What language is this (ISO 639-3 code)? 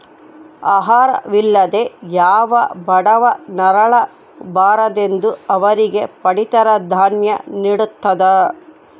kan